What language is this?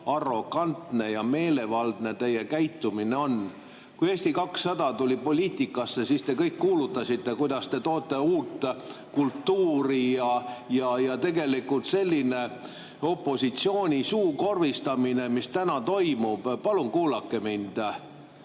Estonian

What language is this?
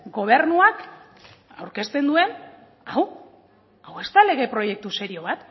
Basque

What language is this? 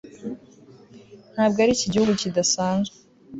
Kinyarwanda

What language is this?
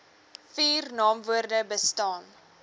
Afrikaans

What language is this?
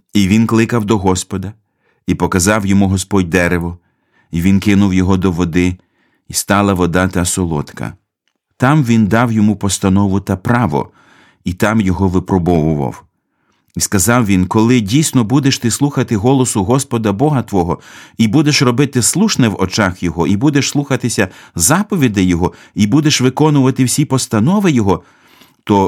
Ukrainian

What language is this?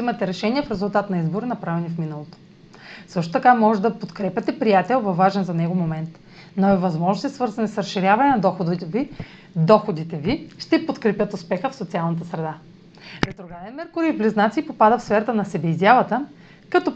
Bulgarian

